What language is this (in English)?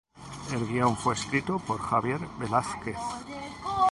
Spanish